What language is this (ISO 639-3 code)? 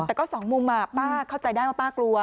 tha